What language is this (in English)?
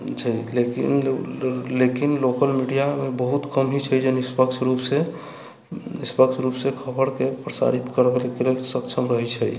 Maithili